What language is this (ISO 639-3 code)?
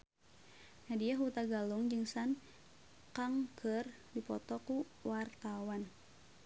sun